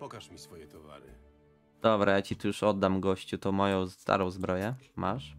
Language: Polish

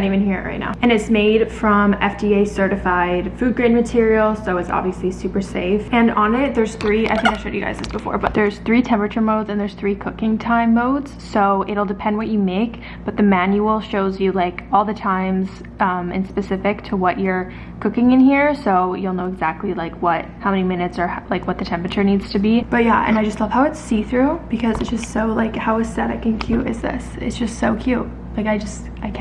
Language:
English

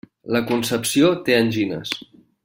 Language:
Catalan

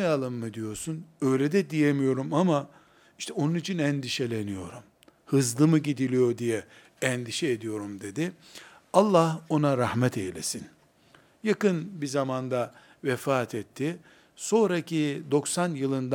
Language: Turkish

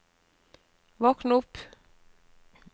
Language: Norwegian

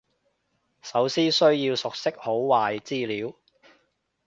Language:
Cantonese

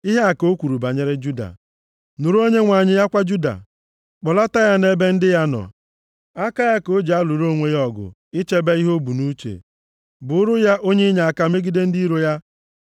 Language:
Igbo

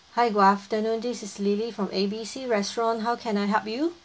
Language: English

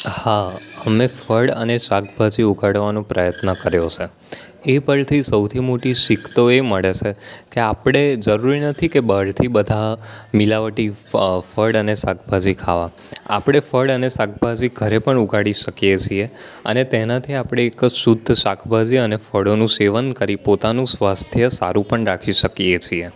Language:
Gujarati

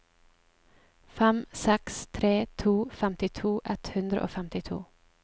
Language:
Norwegian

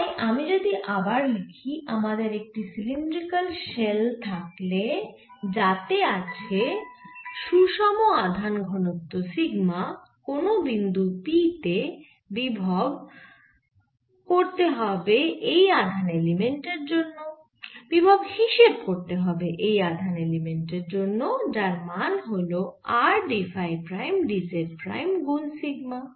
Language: Bangla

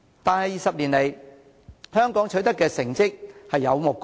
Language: Cantonese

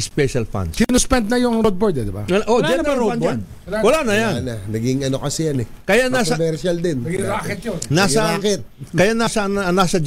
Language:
Filipino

